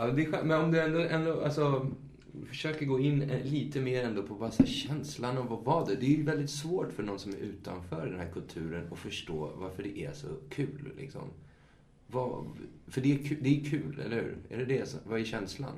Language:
Swedish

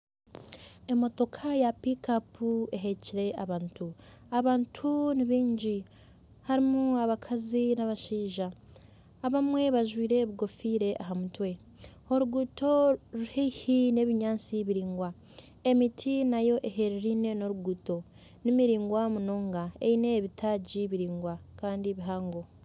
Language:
Nyankole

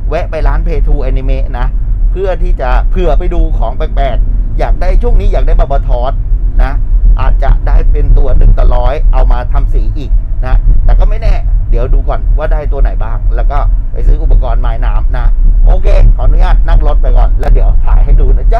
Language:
Thai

